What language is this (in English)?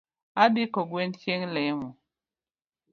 Luo (Kenya and Tanzania)